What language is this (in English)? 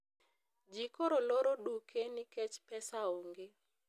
Luo (Kenya and Tanzania)